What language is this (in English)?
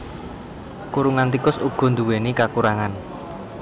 Javanese